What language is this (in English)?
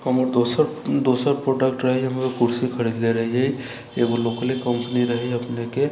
Maithili